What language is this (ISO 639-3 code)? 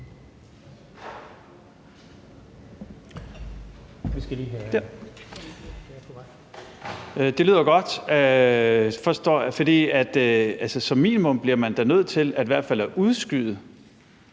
dan